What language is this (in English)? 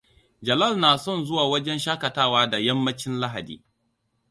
Hausa